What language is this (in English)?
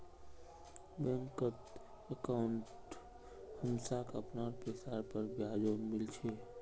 Magahi